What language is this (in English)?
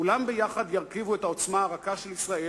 Hebrew